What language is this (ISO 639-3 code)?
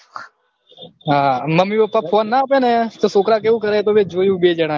guj